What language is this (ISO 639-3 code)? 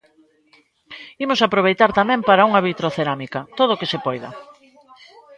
glg